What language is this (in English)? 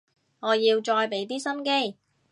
Cantonese